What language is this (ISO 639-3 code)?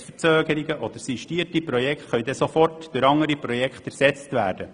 gsw